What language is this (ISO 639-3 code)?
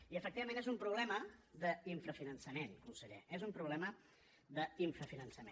cat